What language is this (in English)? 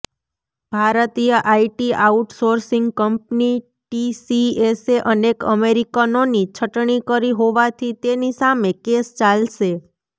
Gujarati